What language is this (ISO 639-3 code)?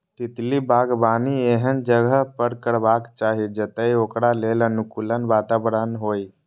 mai